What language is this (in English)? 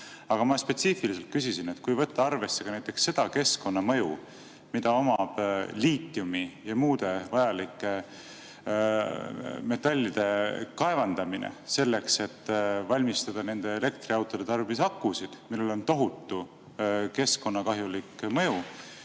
Estonian